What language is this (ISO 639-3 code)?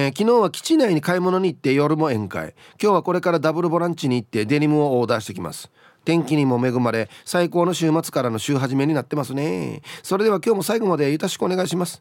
jpn